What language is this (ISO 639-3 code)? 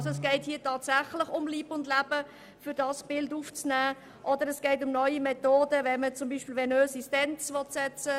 gsw